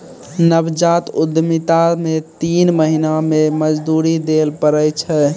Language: Maithili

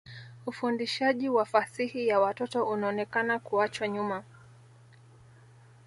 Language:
Swahili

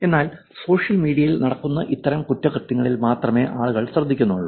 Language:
Malayalam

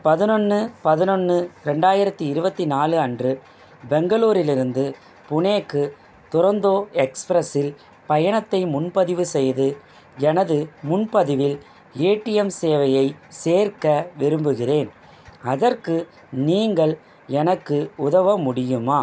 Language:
Tamil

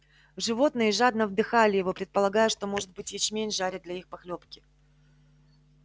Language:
Russian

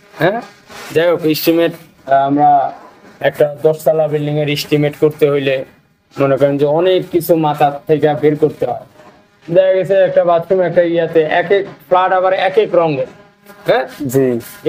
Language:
Bangla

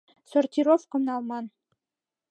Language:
Mari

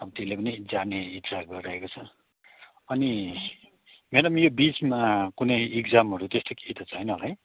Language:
Nepali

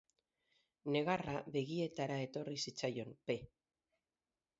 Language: Basque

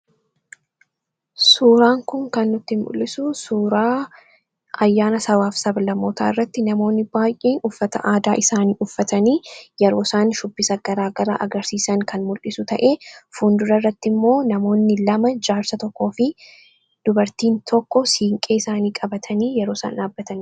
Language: Oromo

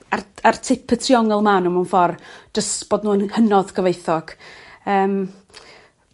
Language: Welsh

